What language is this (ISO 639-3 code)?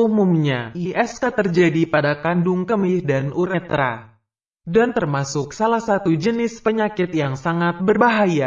ind